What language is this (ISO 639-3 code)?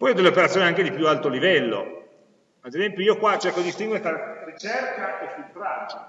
ita